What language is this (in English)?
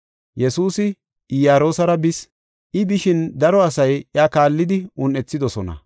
Gofa